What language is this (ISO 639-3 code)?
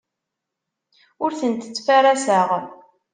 kab